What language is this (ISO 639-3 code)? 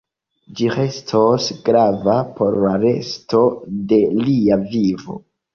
epo